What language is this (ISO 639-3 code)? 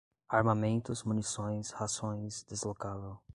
por